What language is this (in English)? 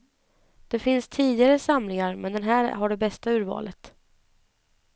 Swedish